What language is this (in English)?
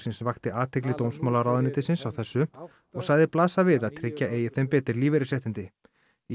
Icelandic